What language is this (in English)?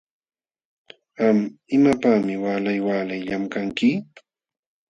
Jauja Wanca Quechua